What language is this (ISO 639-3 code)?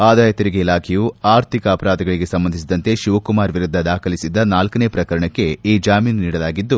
kan